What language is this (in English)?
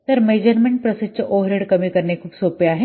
Marathi